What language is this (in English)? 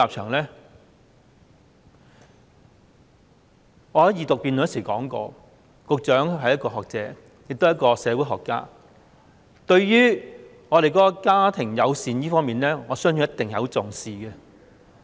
Cantonese